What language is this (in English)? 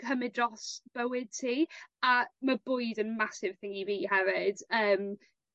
Welsh